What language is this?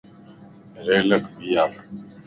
Lasi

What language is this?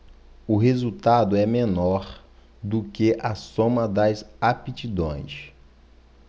Portuguese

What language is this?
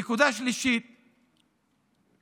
Hebrew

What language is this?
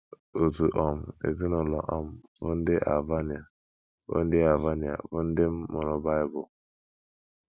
Igbo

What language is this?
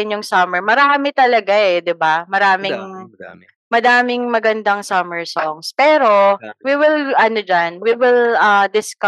Filipino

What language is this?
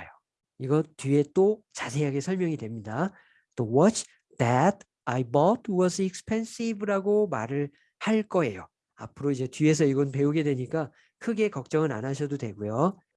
Korean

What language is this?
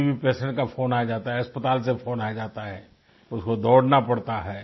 Hindi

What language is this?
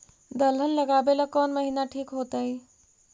Magahi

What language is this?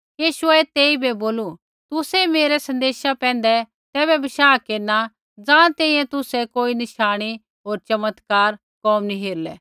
Kullu Pahari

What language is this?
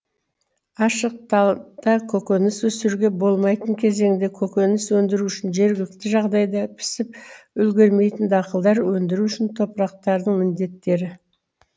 Kazakh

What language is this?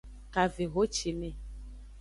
Aja (Benin)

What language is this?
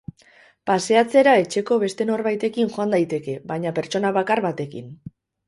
Basque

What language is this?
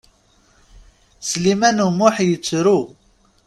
Kabyle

